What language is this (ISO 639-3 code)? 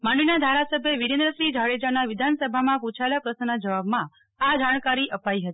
guj